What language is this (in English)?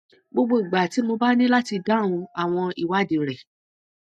Yoruba